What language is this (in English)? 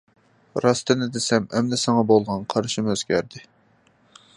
Uyghur